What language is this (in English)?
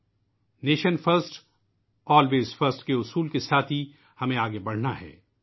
Urdu